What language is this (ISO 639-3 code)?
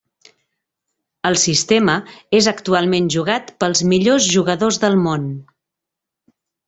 cat